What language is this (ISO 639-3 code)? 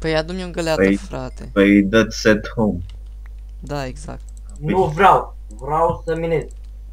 ron